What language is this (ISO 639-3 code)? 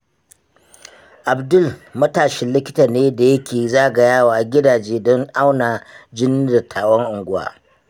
hau